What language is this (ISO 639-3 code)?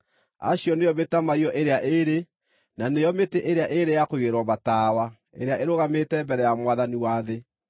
kik